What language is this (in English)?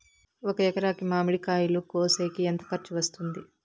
Telugu